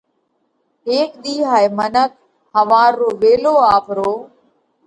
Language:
Parkari Koli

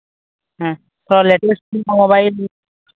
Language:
Santali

